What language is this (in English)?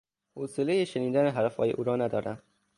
Persian